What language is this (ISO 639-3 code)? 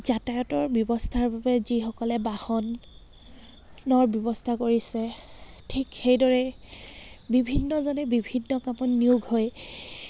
asm